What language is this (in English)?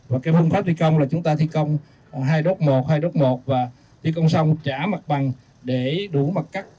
Vietnamese